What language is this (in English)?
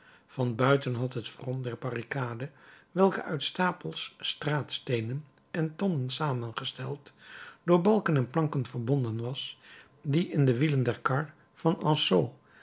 Dutch